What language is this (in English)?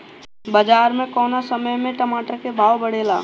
Bhojpuri